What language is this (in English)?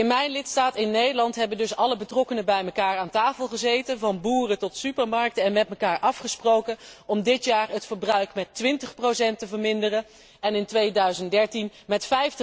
Dutch